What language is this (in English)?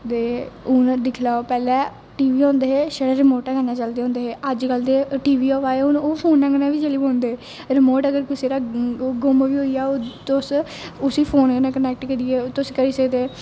Dogri